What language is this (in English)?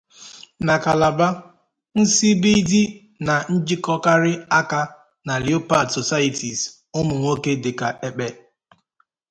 Igbo